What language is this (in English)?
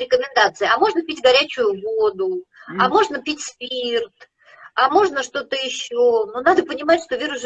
Russian